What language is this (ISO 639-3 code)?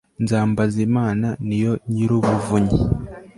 kin